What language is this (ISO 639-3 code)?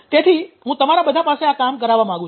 guj